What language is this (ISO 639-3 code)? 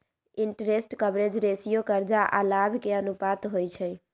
mag